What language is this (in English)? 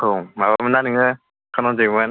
Bodo